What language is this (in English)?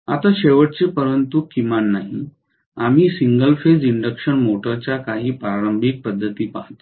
Marathi